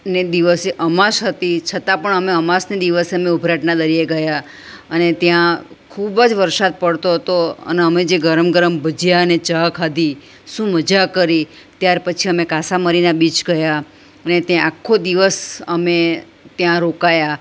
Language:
Gujarati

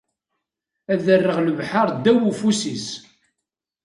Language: Kabyle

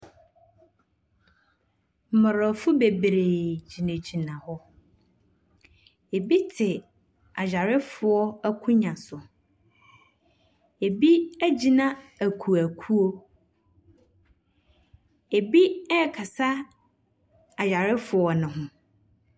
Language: Akan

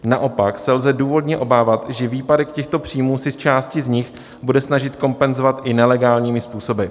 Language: Czech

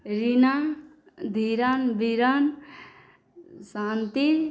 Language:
Maithili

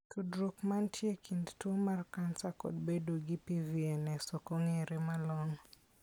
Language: Luo (Kenya and Tanzania)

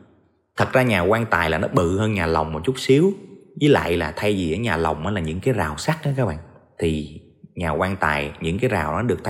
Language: Vietnamese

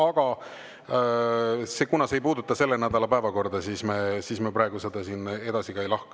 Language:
Estonian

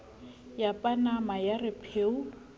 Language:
Southern Sotho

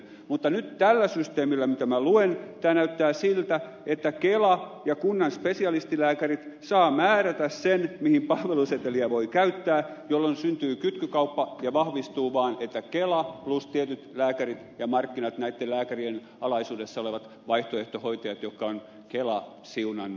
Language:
Finnish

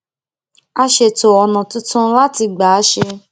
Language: Yoruba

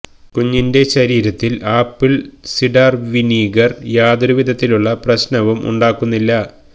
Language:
Malayalam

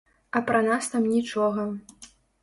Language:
Belarusian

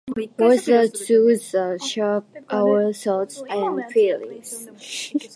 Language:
Japanese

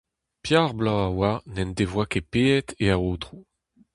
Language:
Breton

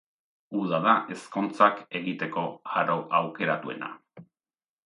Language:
Basque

